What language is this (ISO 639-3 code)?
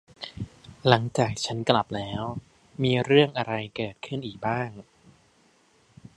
tha